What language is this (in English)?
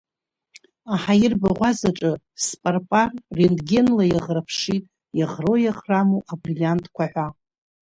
Abkhazian